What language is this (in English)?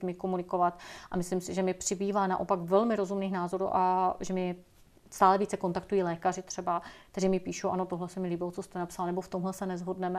Czech